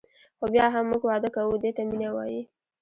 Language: Pashto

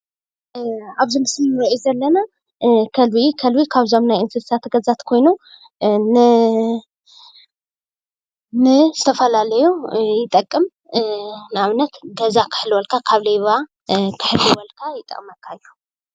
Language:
Tigrinya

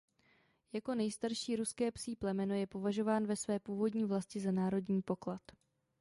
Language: Czech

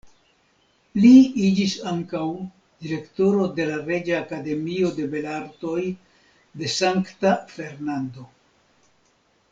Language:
Esperanto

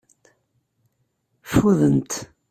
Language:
Kabyle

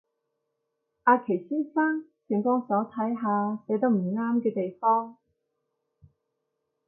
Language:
Cantonese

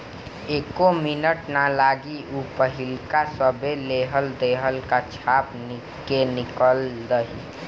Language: Bhojpuri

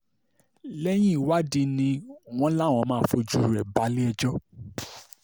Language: Yoruba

